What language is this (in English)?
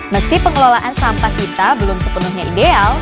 Indonesian